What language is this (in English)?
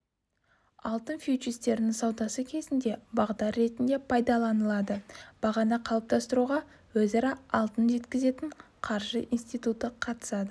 Kazakh